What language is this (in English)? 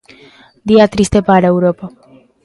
Galician